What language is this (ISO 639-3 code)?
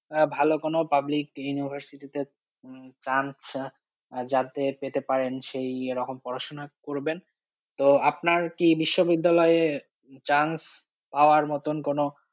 ben